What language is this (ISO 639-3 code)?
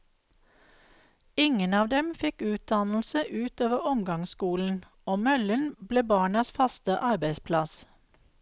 nor